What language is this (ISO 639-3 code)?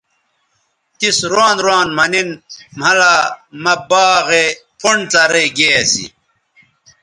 btv